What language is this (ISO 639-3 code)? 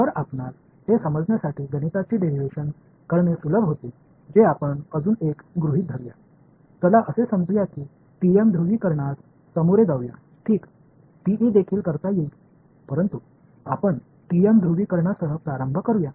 mar